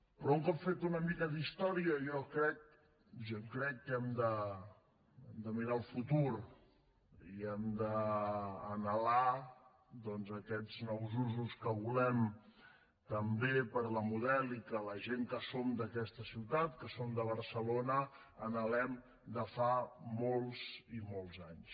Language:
Catalan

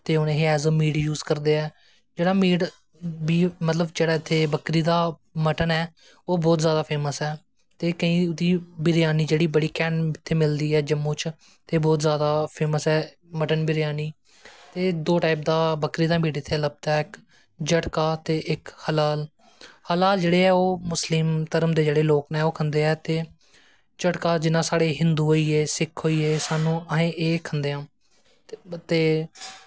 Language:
Dogri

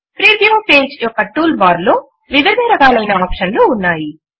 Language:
Telugu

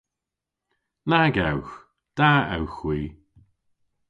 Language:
Cornish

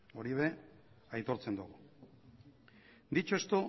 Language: Basque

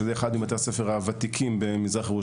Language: Hebrew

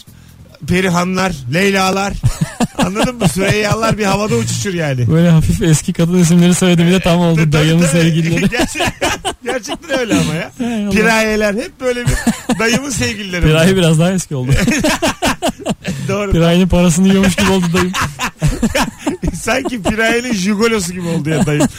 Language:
Turkish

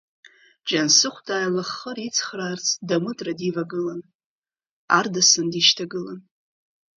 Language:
Abkhazian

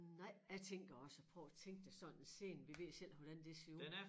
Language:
Danish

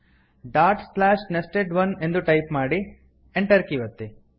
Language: Kannada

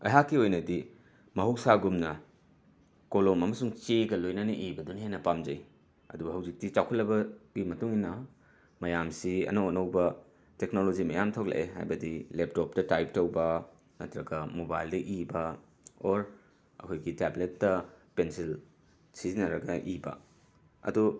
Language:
Manipuri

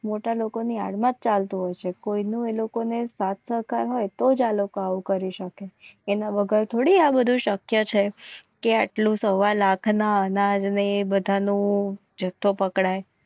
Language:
Gujarati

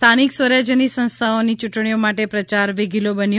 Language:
Gujarati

